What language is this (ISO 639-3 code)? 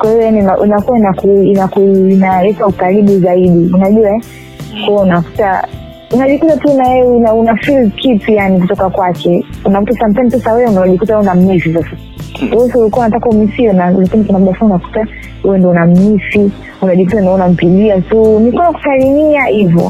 swa